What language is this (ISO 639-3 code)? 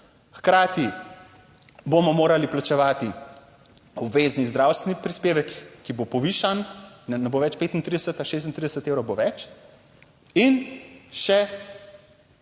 slv